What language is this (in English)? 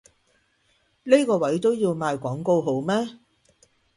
Cantonese